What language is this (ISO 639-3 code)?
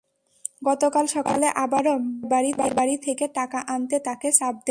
ben